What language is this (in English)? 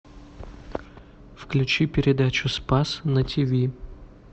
Russian